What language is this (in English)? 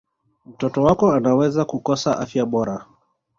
Swahili